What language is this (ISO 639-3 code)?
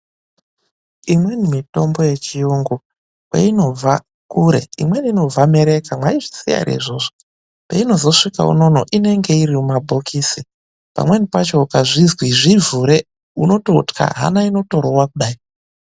ndc